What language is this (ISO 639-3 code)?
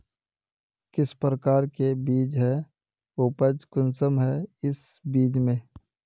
mag